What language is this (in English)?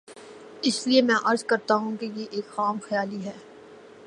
Urdu